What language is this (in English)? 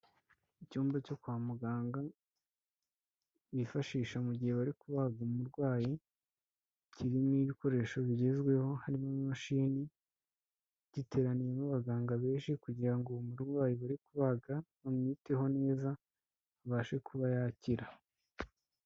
Kinyarwanda